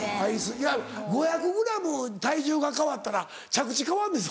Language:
Japanese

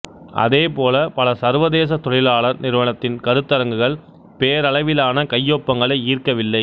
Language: Tamil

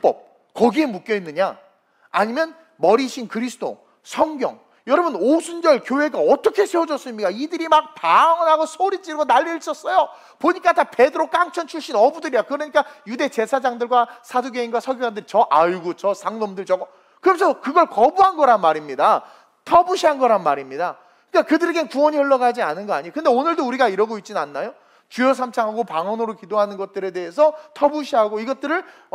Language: Korean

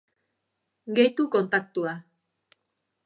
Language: Basque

